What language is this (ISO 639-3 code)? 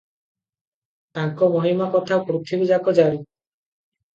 ori